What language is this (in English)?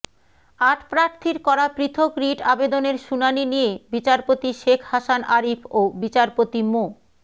Bangla